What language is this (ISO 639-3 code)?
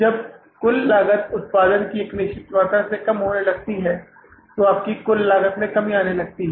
hin